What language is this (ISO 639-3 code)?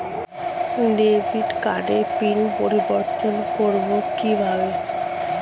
ben